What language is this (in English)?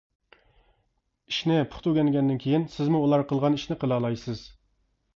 Uyghur